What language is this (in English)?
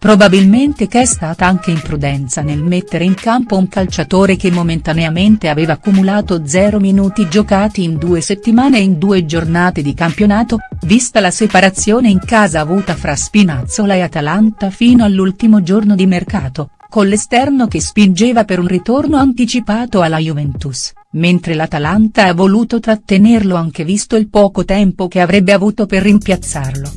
Italian